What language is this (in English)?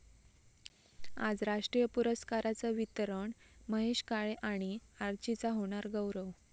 Marathi